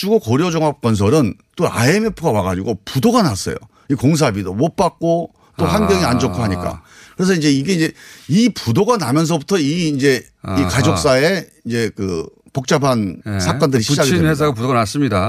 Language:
Korean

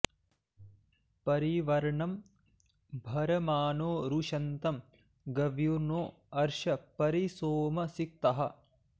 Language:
Sanskrit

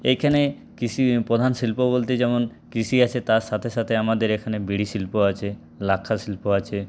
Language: Bangla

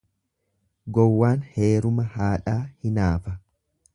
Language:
Oromo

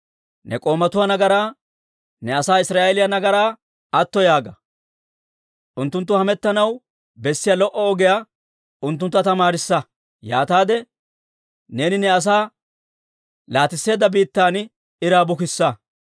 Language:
Dawro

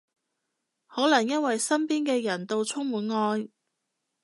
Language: Cantonese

